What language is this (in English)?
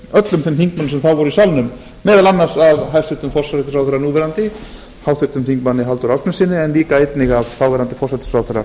Icelandic